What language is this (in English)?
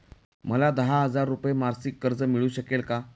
Marathi